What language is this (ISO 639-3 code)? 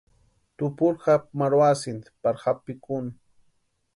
pua